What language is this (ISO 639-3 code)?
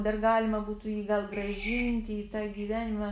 lit